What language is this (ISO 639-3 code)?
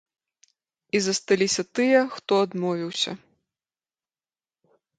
bel